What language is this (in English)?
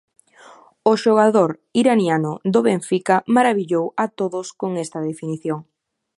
Galician